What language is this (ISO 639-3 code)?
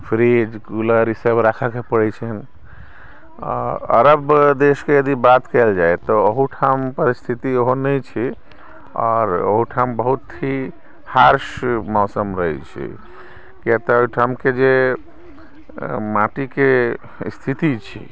mai